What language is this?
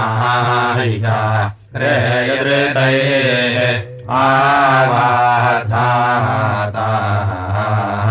Russian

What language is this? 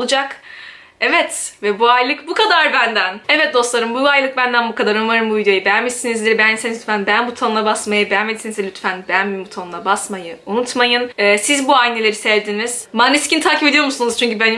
Turkish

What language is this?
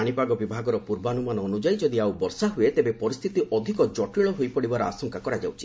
Odia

